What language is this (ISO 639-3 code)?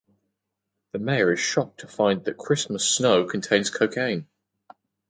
eng